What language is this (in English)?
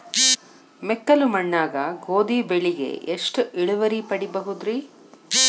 Kannada